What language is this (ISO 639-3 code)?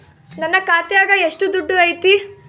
kan